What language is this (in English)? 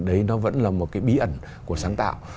Vietnamese